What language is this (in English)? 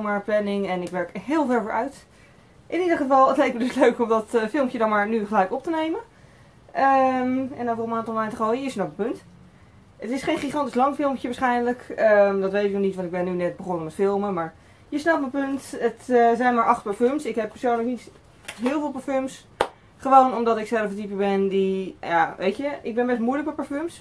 Dutch